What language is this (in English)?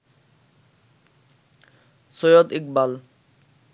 Bangla